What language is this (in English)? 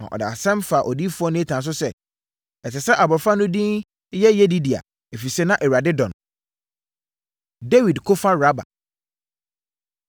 Akan